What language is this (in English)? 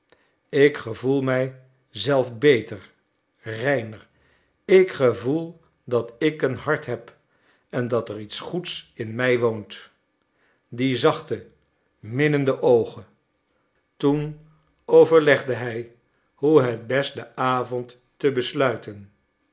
Dutch